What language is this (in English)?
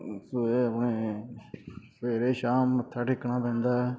Punjabi